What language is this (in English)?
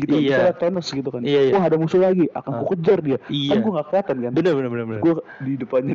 Indonesian